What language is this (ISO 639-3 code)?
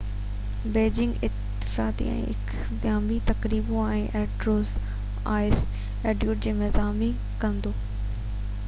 snd